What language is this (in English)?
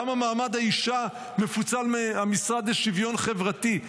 Hebrew